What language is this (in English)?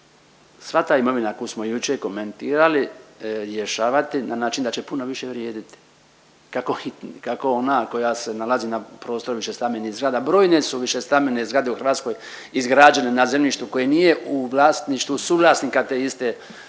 Croatian